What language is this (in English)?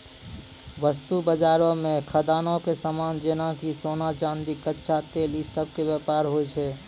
Maithili